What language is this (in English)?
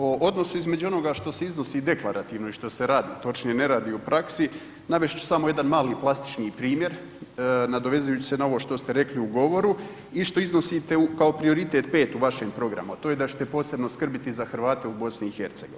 Croatian